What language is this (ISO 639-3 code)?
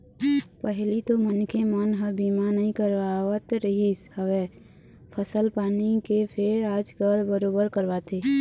hne